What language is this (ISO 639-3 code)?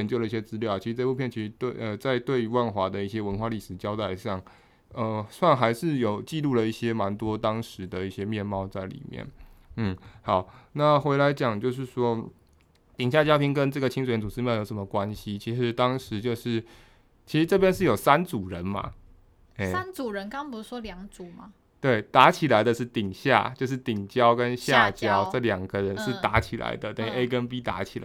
zho